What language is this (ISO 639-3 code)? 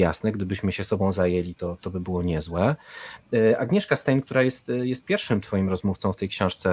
pol